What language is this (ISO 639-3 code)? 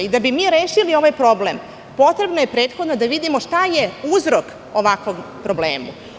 srp